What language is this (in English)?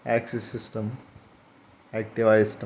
Telugu